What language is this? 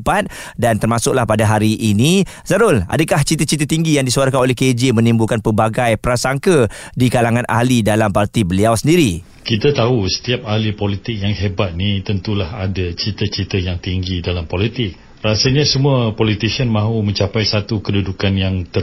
Malay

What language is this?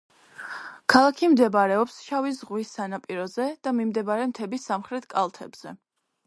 Georgian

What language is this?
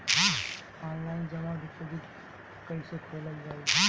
Bhojpuri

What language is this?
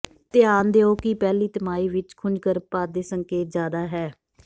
Punjabi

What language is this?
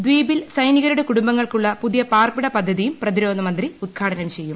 Malayalam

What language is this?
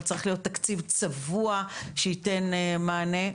Hebrew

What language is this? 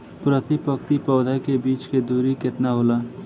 Bhojpuri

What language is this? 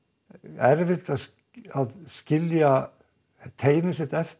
Icelandic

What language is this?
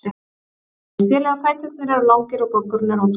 Icelandic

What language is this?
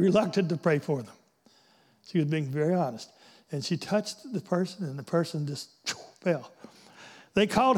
English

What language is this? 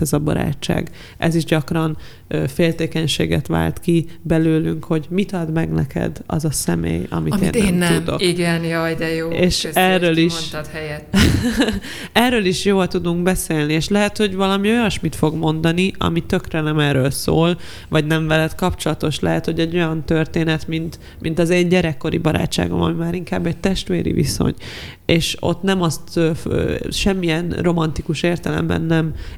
Hungarian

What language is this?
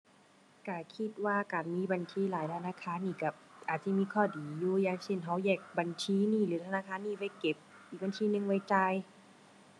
Thai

